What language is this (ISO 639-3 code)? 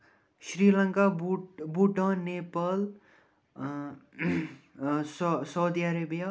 kas